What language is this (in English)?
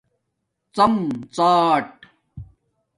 Domaaki